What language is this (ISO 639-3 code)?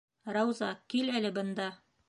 bak